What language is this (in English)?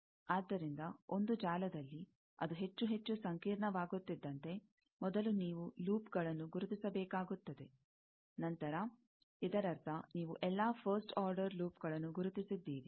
Kannada